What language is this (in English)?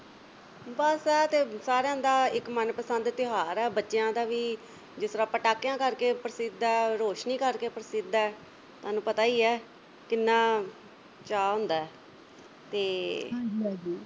Punjabi